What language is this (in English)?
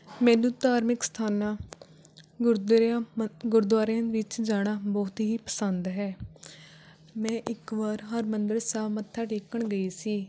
Punjabi